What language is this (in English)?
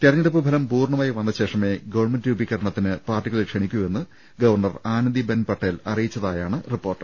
Malayalam